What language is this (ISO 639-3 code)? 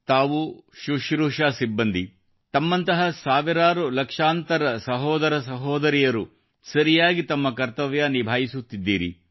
kan